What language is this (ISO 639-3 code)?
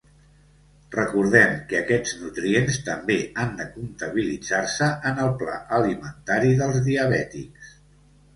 cat